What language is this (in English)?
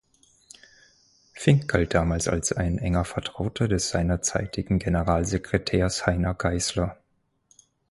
German